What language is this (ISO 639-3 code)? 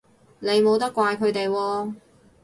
yue